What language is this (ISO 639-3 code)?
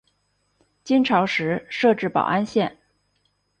zho